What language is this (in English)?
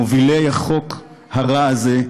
Hebrew